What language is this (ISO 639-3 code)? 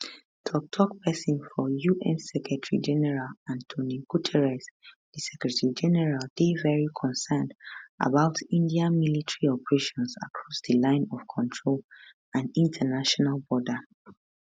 pcm